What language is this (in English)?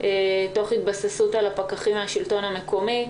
Hebrew